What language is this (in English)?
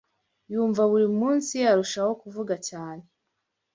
Kinyarwanda